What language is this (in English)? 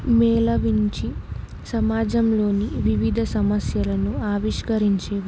Telugu